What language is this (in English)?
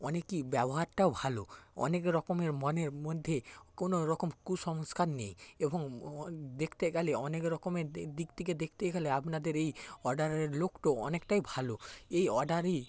Bangla